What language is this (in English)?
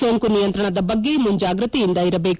Kannada